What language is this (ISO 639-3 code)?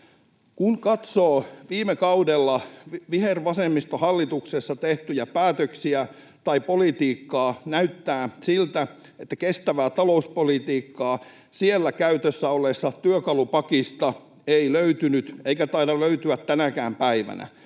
fin